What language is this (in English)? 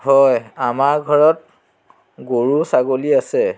Assamese